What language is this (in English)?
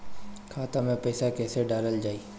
Bhojpuri